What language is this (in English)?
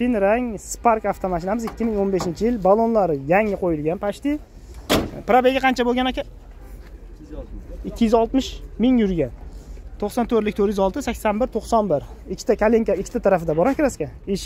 Turkish